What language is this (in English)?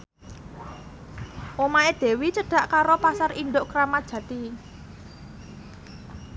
Javanese